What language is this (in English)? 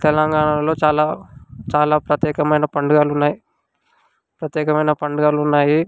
Telugu